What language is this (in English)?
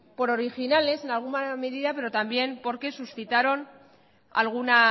Spanish